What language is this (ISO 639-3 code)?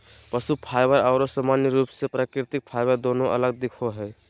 mag